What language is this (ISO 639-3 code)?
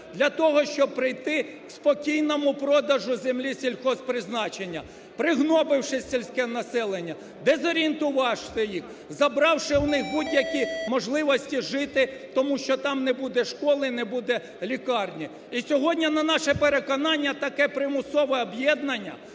ukr